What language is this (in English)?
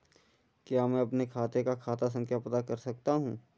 Hindi